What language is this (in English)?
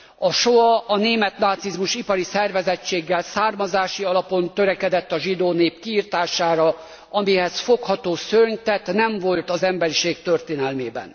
Hungarian